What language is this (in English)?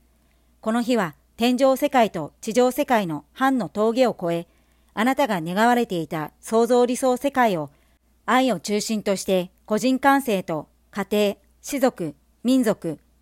Japanese